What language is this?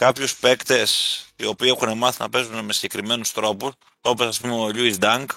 Greek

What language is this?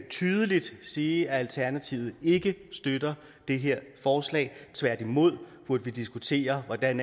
Danish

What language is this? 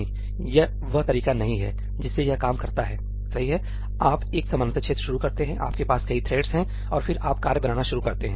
Hindi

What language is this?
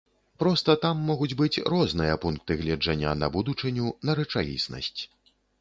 Belarusian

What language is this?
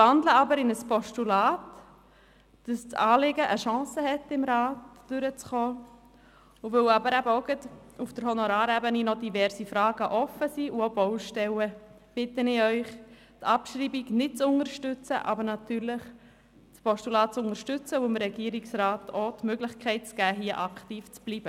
Swiss German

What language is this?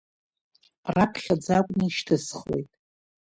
Abkhazian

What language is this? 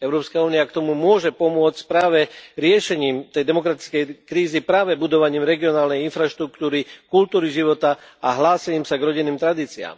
Slovak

